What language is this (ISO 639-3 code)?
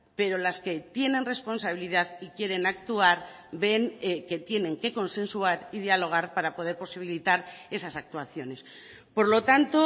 spa